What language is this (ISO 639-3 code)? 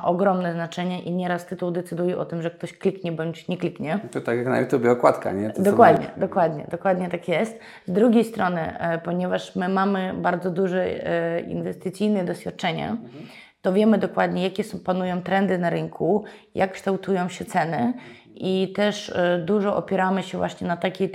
pol